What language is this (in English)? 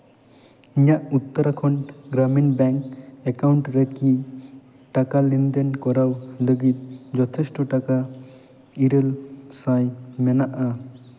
Santali